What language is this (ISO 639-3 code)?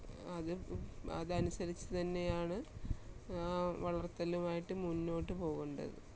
mal